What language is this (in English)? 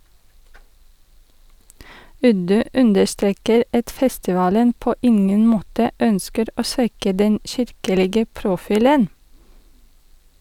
Norwegian